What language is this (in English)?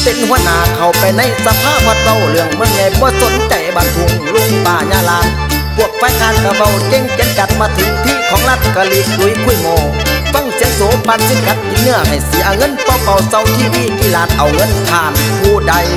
Thai